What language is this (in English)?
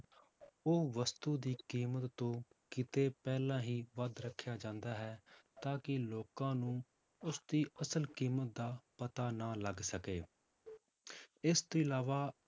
Punjabi